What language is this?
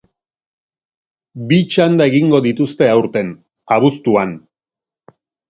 Basque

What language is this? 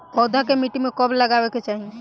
Bhojpuri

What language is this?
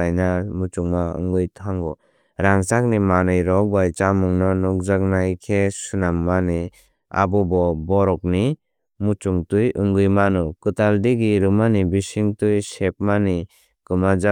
Kok Borok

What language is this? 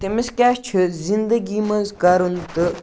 Kashmiri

